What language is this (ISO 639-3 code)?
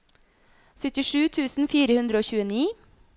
nor